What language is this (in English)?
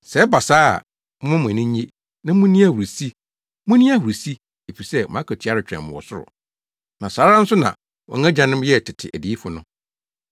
Akan